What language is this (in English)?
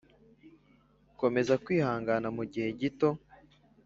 Kinyarwanda